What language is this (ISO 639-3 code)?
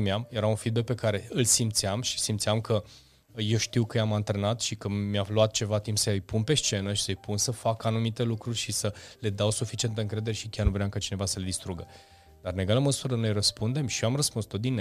ron